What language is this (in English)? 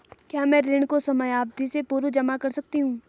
Hindi